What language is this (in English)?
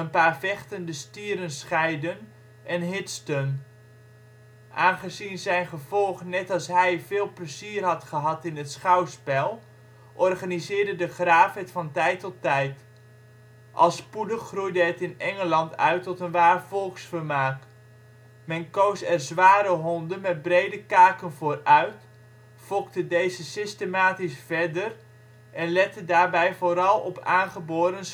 Dutch